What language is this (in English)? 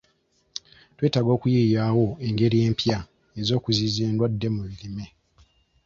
Ganda